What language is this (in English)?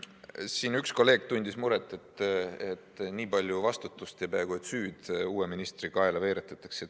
Estonian